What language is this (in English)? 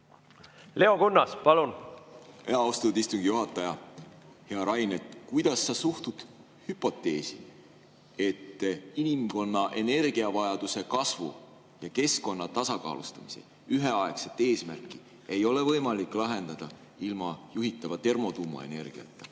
Estonian